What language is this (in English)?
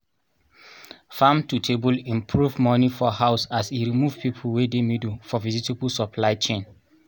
Nigerian Pidgin